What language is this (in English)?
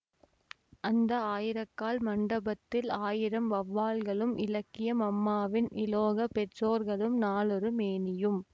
Tamil